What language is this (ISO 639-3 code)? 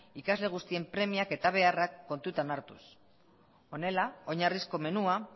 eus